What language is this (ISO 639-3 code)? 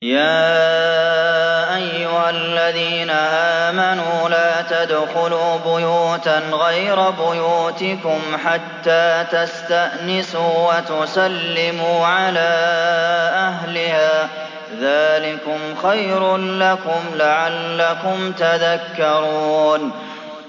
ara